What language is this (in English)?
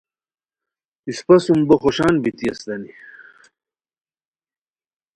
Khowar